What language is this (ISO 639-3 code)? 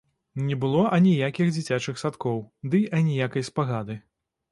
bel